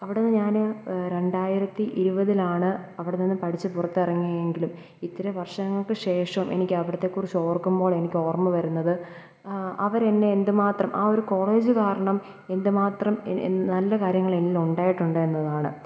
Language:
Malayalam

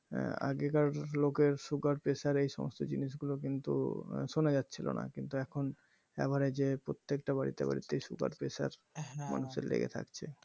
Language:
Bangla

